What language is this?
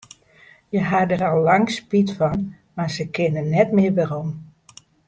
Western Frisian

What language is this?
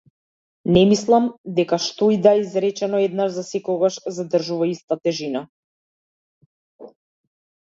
Macedonian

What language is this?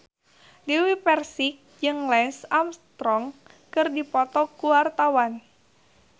Sundanese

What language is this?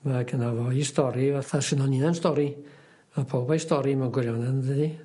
Welsh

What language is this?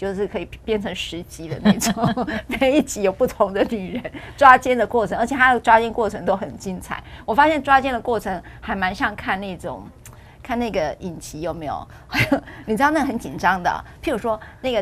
Chinese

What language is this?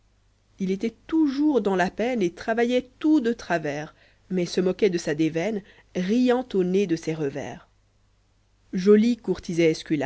French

